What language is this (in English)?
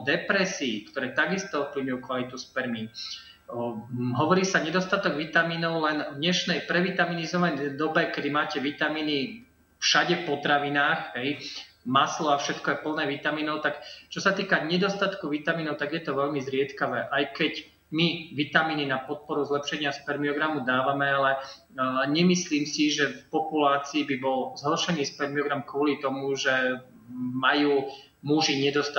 Slovak